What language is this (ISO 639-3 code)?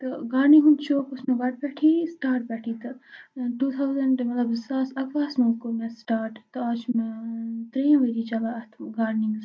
kas